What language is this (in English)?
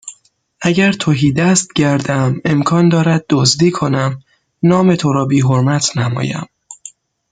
Persian